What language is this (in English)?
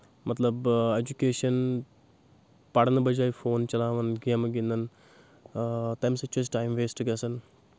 Kashmiri